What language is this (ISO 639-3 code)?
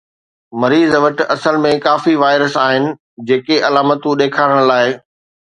snd